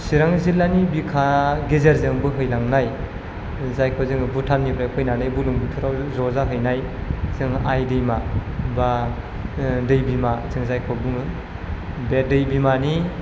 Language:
Bodo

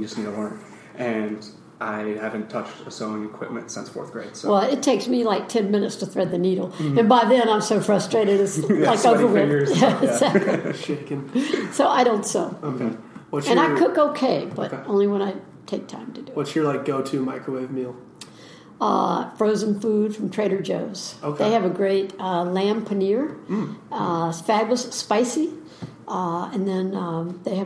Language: English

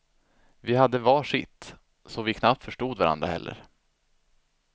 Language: Swedish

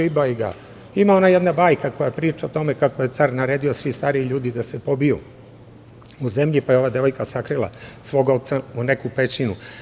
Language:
Serbian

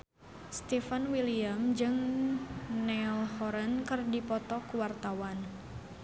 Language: Sundanese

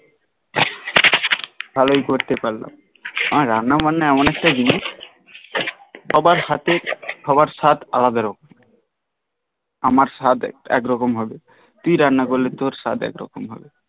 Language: Bangla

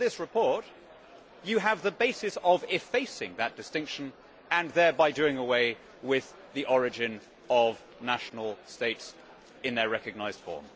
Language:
English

